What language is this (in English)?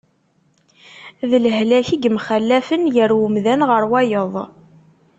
Kabyle